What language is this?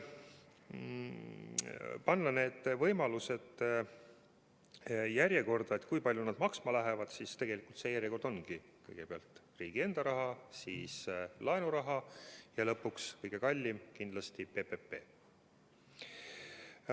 Estonian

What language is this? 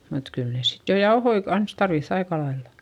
Finnish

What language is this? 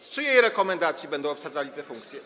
Polish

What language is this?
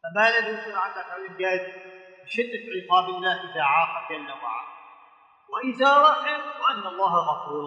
Arabic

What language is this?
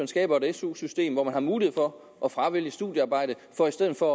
Danish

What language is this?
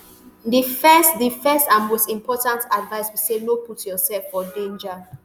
Nigerian Pidgin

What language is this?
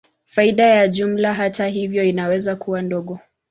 Swahili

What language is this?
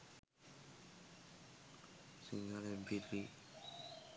Sinhala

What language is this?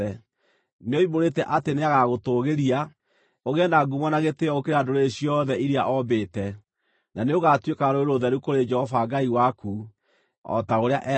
Kikuyu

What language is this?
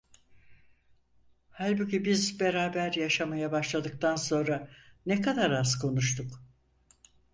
Turkish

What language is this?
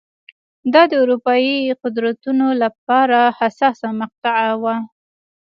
Pashto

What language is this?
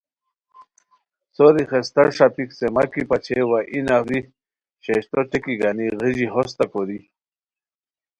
Khowar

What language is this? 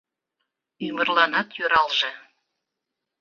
Mari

